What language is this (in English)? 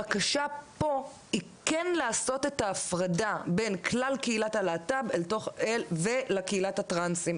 Hebrew